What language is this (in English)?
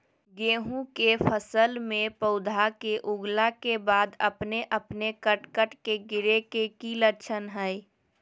Magahi